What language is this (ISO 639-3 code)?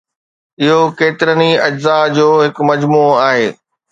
snd